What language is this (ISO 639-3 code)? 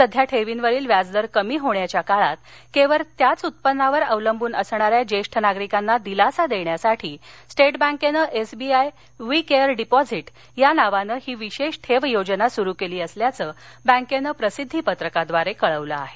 mar